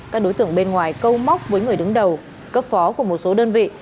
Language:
Vietnamese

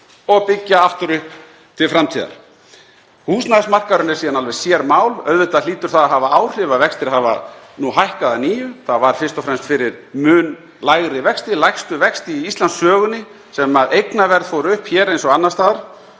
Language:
Icelandic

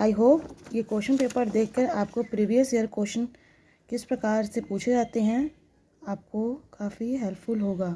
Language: Hindi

